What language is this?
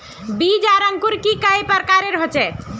Magahi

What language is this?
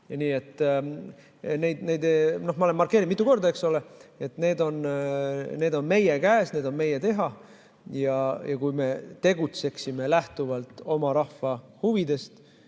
Estonian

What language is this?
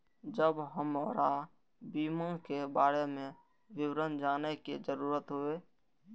Maithili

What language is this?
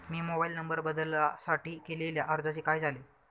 Marathi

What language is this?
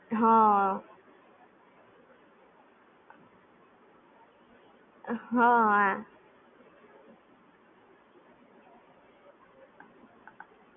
Gujarati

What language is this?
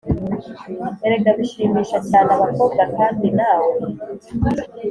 Kinyarwanda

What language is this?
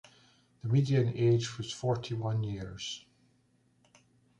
English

